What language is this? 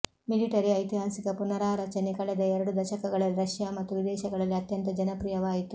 Kannada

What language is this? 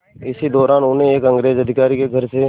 Hindi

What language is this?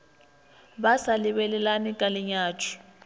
Northern Sotho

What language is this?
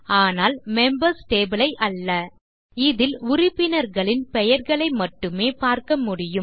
Tamil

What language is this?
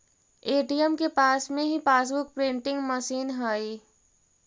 Magahi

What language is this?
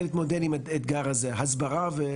Hebrew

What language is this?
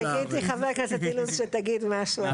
Hebrew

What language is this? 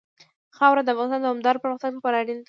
Pashto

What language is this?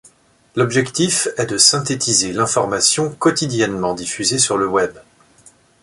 French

